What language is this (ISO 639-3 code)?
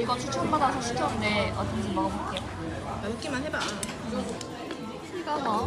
kor